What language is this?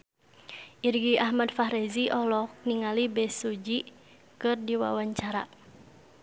Sundanese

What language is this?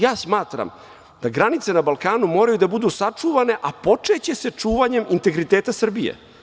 Serbian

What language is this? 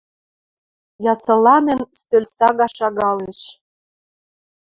Western Mari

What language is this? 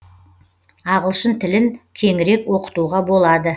Kazakh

